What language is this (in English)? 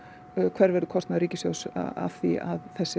Icelandic